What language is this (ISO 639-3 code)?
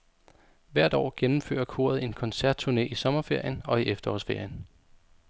dan